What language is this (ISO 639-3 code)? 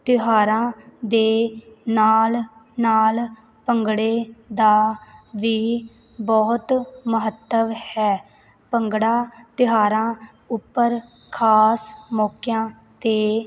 pan